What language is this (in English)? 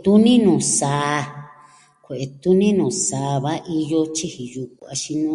Southwestern Tlaxiaco Mixtec